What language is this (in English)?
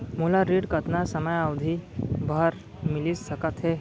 Chhattisgarhi